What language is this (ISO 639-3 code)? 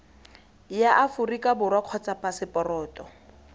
tsn